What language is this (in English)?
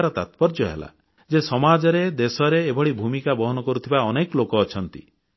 Odia